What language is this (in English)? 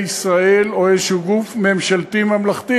Hebrew